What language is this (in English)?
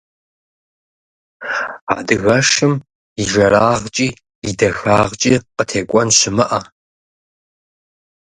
Kabardian